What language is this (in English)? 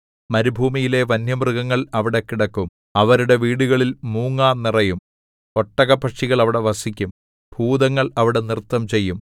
Malayalam